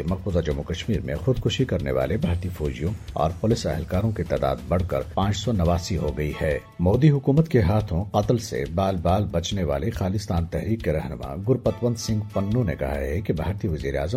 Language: Urdu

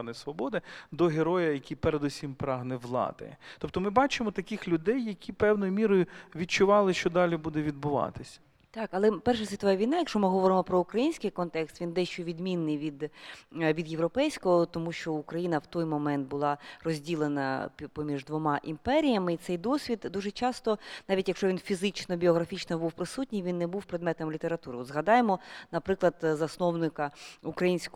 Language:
Ukrainian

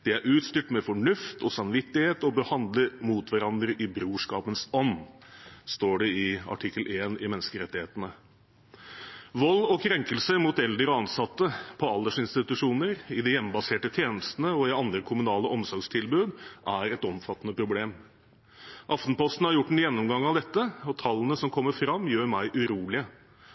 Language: Norwegian Bokmål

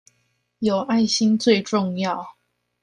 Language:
Chinese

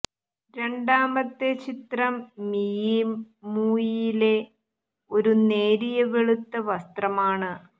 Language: Malayalam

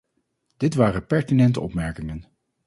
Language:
Dutch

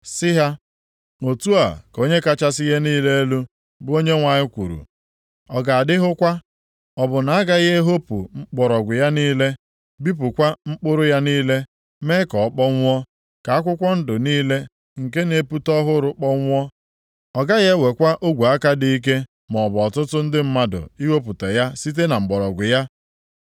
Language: Igbo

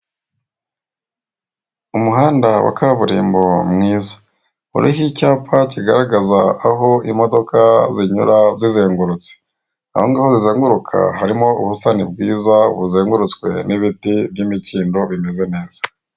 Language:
Kinyarwanda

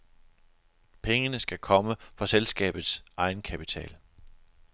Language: Danish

